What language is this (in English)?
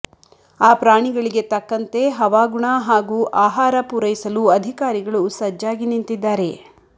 Kannada